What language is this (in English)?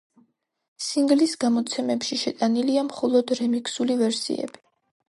Georgian